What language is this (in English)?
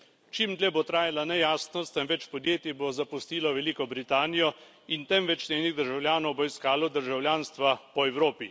Slovenian